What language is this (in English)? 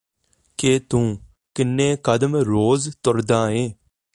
Punjabi